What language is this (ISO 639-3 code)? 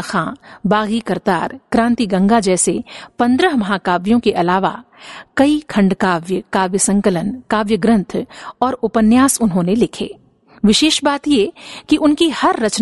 hin